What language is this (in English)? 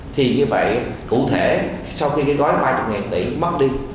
Vietnamese